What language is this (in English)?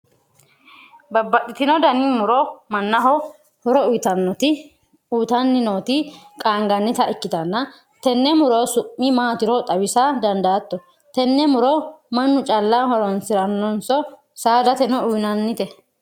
Sidamo